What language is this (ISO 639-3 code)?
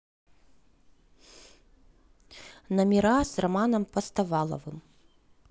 rus